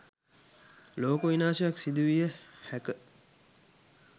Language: Sinhala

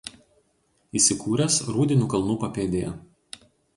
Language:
Lithuanian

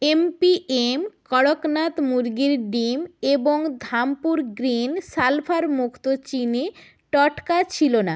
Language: Bangla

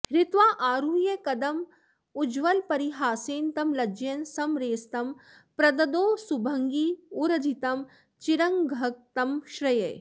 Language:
Sanskrit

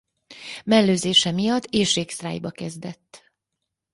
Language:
Hungarian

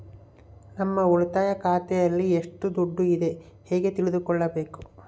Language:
Kannada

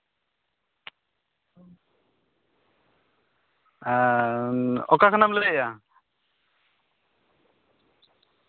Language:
Santali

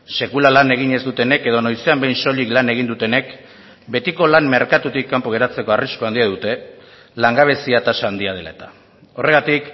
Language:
Basque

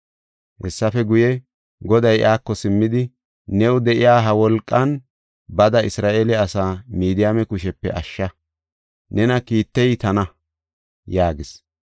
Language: Gofa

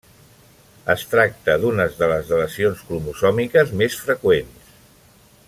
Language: Catalan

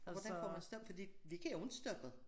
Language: Danish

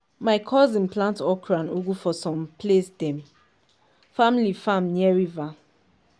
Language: Nigerian Pidgin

